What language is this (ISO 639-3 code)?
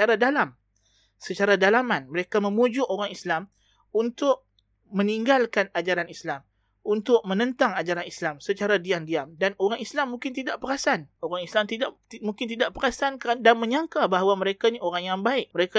msa